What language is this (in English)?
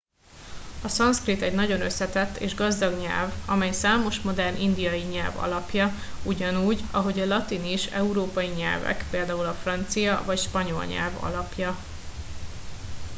Hungarian